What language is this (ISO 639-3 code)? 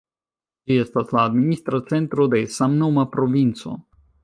epo